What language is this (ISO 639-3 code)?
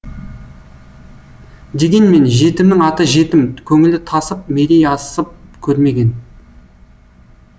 kaz